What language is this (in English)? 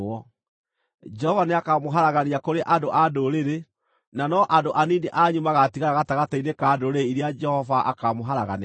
Kikuyu